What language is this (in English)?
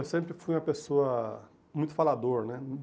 Portuguese